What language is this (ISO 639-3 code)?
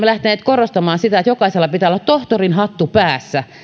fin